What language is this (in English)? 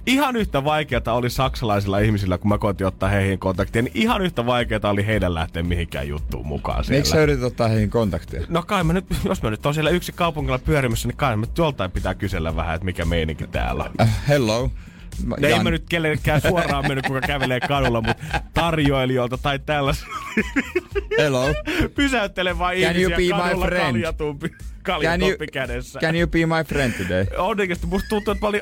Finnish